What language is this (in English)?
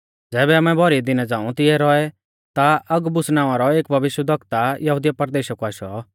Mahasu Pahari